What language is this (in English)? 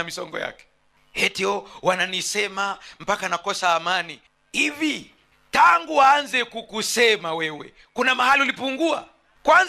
Swahili